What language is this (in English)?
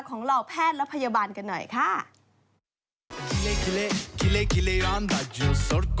Thai